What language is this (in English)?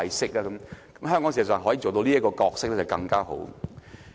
Cantonese